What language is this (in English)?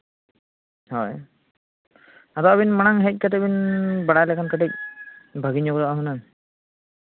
Santali